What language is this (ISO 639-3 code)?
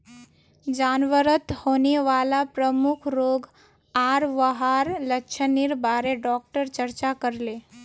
mag